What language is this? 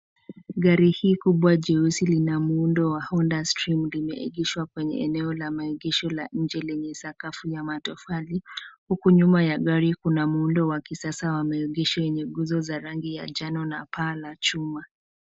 Swahili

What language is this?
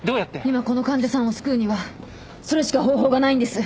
Japanese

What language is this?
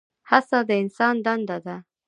Pashto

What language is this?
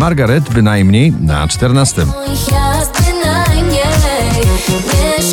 Polish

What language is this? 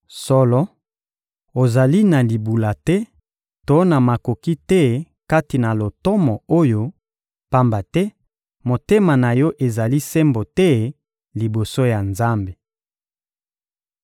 Lingala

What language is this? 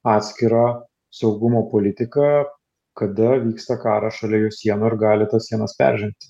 Lithuanian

